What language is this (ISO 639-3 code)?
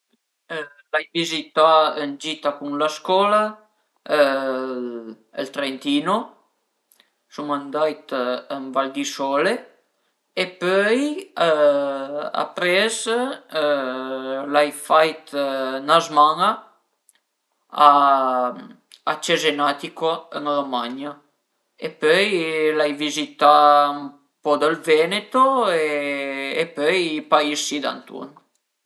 pms